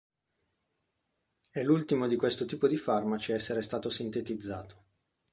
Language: Italian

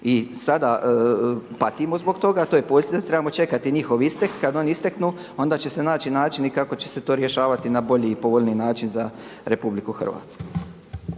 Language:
Croatian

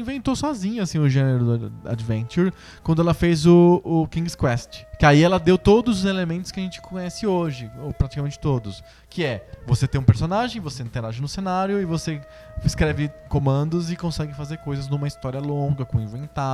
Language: Portuguese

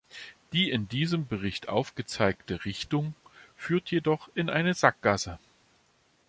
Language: German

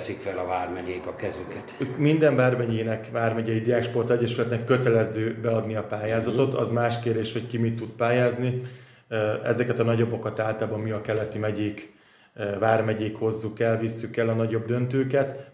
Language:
Hungarian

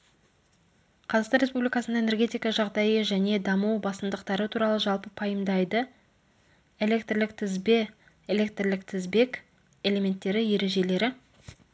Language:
Kazakh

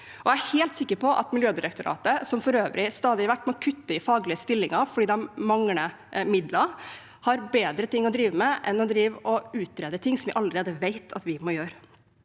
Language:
Norwegian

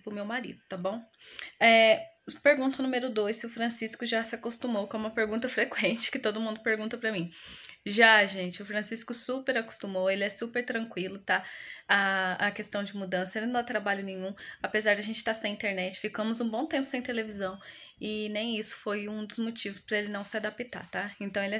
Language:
Portuguese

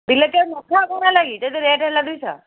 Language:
Odia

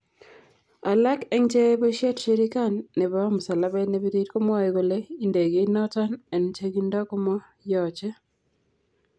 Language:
Kalenjin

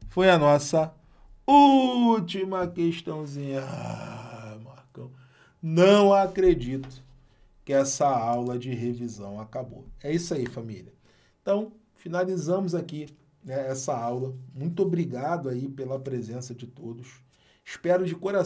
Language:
Portuguese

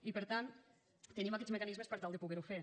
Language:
Catalan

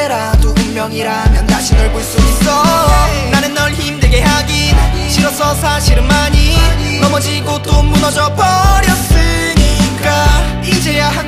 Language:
Korean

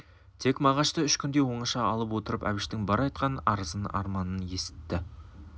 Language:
Kazakh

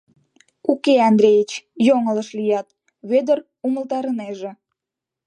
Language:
Mari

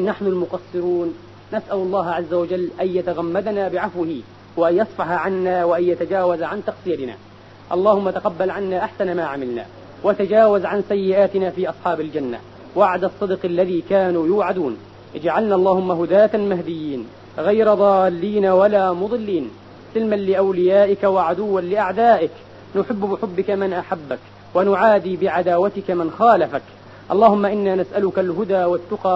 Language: Arabic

